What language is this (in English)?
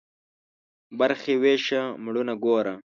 Pashto